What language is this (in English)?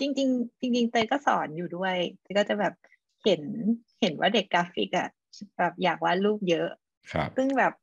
Thai